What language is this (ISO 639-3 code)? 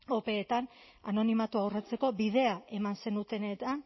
eus